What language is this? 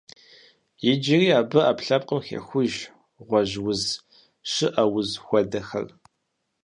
Kabardian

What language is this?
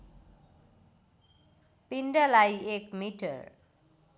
Nepali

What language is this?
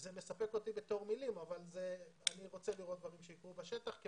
Hebrew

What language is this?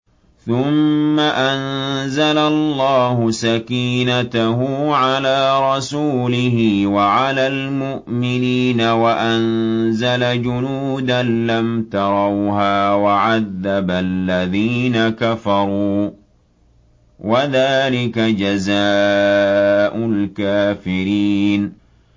Arabic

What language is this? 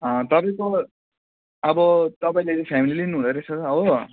Nepali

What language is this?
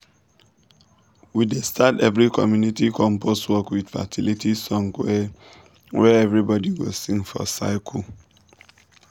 Nigerian Pidgin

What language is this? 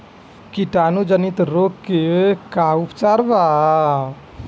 Bhojpuri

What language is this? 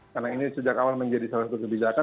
Indonesian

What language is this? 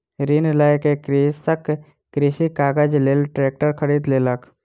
Maithili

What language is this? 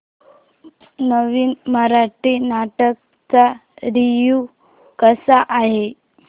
Marathi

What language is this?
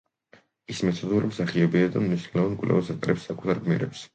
Georgian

